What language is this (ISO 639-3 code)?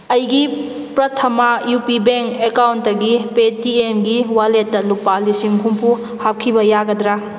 mni